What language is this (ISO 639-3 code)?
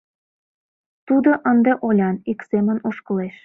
chm